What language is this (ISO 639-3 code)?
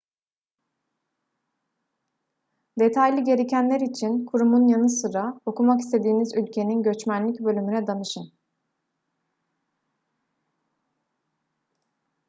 tur